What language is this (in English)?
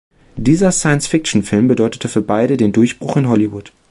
German